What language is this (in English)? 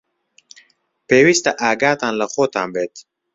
Central Kurdish